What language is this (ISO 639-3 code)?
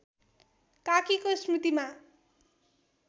nep